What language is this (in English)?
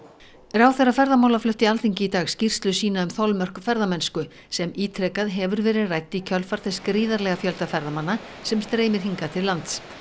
Icelandic